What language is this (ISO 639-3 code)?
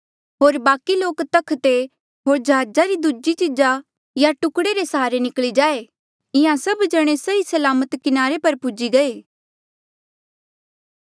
mjl